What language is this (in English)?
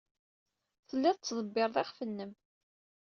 Kabyle